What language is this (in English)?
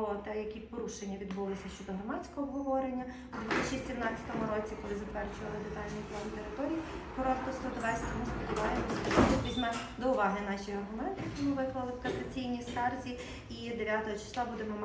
Ukrainian